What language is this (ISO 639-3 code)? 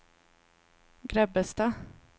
swe